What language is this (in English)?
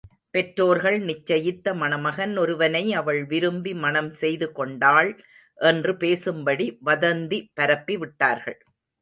Tamil